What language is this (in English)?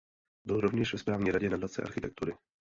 Czech